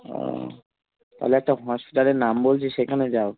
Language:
Bangla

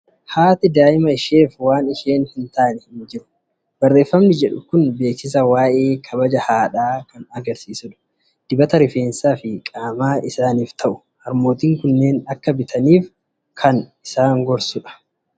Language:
Oromo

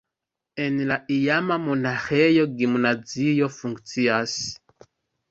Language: Esperanto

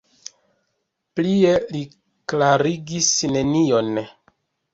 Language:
Esperanto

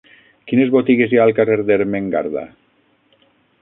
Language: Catalan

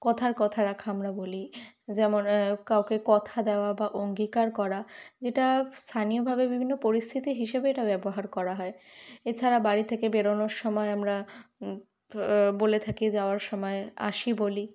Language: Bangla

